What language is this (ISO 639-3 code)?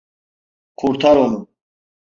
tur